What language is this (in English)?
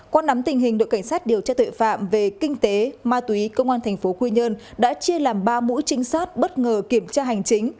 Vietnamese